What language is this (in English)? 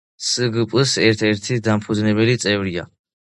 Georgian